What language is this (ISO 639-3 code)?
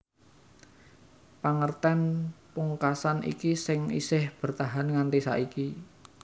jav